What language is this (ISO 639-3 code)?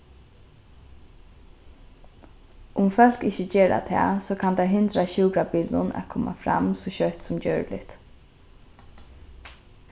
fao